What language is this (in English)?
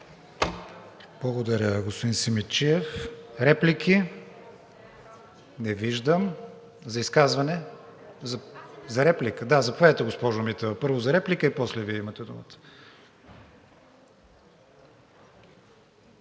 Bulgarian